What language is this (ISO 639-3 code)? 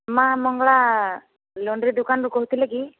ori